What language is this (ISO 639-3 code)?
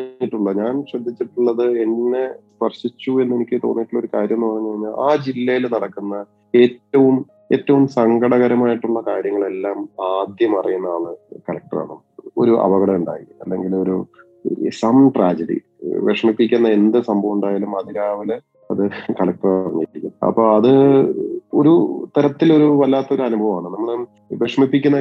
mal